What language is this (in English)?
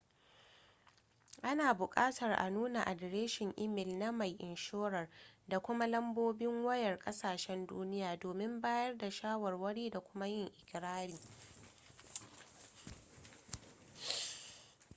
Hausa